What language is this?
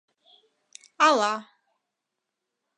Mari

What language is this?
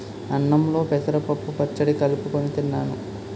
Telugu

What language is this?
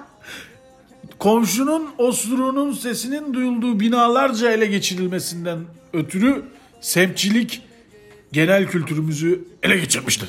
Turkish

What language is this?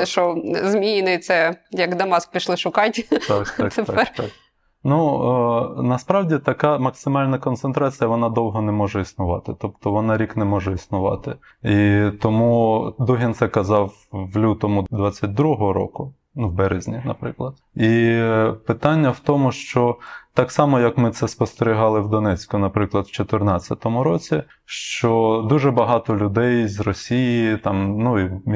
Ukrainian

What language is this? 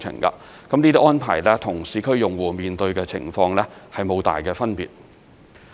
Cantonese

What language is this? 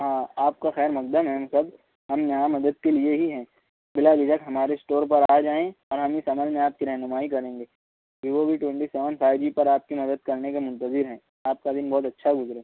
Urdu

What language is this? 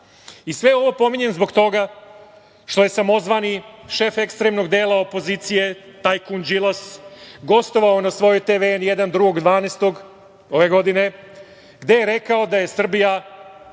Serbian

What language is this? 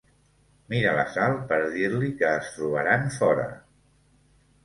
Catalan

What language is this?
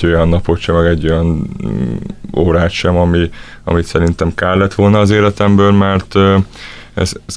Hungarian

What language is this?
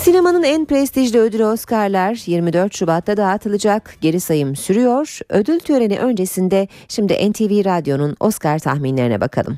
Turkish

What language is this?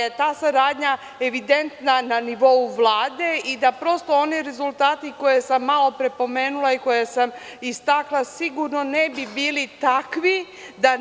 Serbian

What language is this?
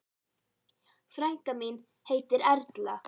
Icelandic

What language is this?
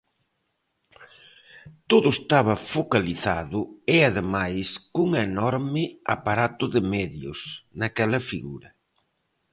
Galician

